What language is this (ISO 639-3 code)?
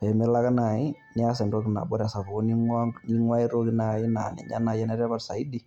mas